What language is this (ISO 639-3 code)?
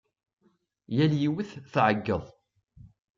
kab